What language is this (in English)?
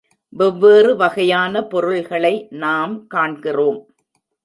Tamil